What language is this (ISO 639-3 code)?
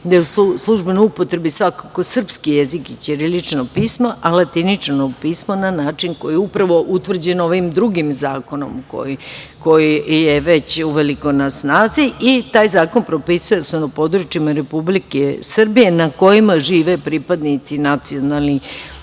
srp